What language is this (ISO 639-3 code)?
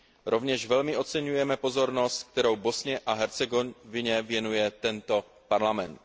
ces